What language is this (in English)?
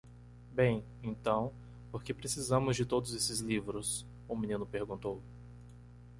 Portuguese